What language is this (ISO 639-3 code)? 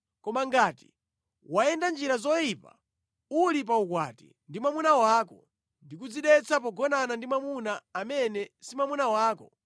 nya